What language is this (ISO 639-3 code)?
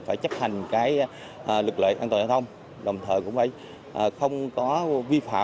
vie